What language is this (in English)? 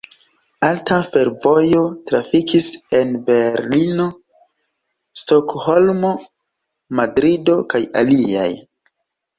Esperanto